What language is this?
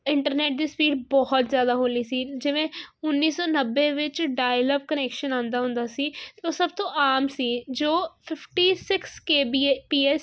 Punjabi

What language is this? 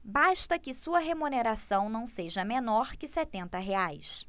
Portuguese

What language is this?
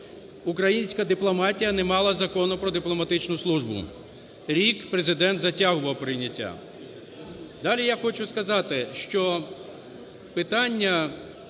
Ukrainian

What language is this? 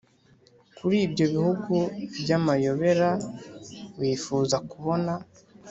Kinyarwanda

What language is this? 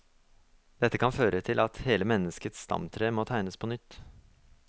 Norwegian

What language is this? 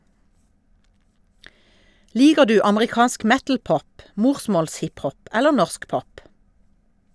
Norwegian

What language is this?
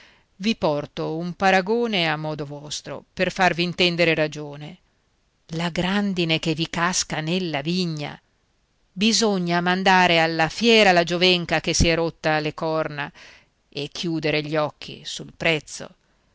Italian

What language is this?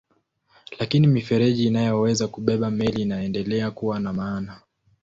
Swahili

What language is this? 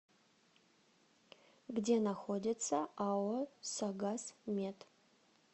Russian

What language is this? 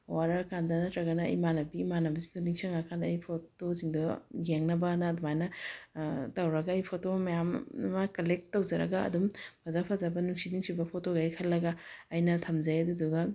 Manipuri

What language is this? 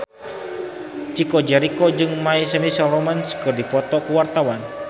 Sundanese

